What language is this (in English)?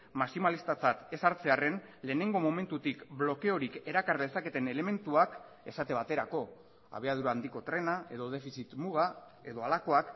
Basque